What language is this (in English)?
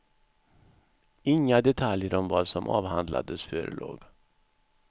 Swedish